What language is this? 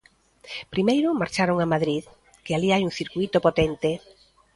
Galician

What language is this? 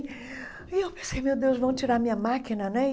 Portuguese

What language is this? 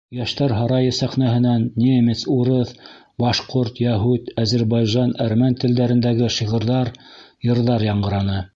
Bashkir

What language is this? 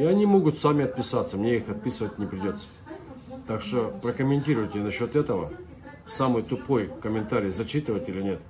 Russian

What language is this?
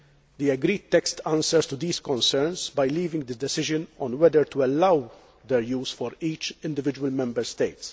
English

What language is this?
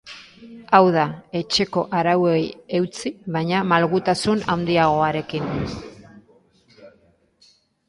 Basque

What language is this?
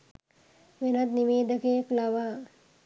Sinhala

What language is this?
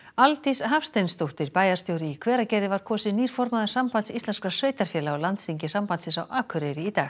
Icelandic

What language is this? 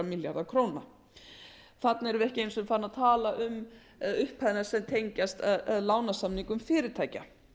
Icelandic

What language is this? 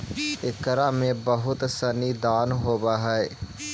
Magahi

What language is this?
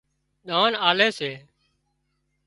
Wadiyara Koli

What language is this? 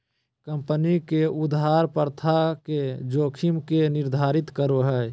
Magahi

